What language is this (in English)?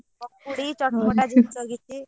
Odia